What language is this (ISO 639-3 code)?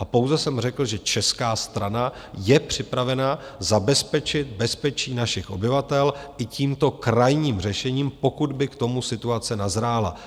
ces